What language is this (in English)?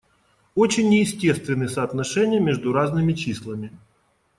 Russian